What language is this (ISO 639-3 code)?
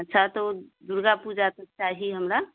mai